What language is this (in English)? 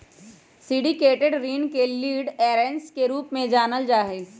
Magahi